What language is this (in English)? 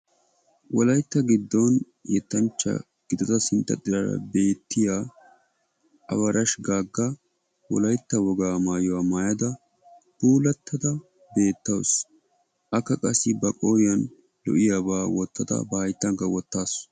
Wolaytta